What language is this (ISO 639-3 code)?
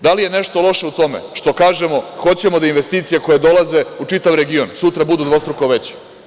srp